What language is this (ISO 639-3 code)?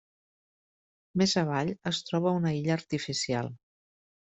cat